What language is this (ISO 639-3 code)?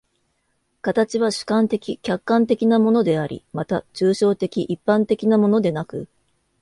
jpn